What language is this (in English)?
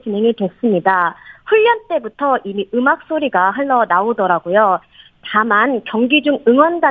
Korean